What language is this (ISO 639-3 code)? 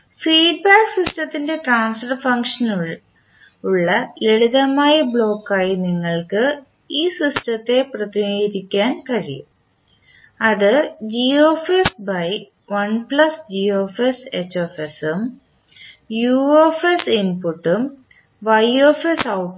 mal